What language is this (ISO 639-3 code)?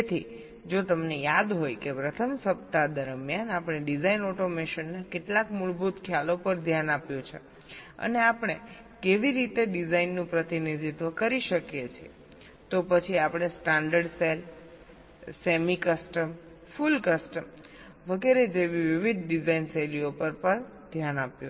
guj